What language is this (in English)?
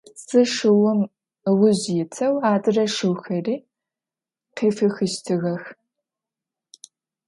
Adyghe